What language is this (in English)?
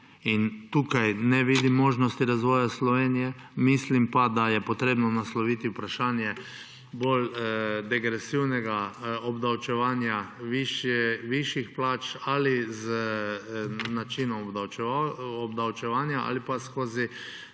Slovenian